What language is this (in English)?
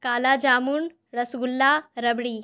Urdu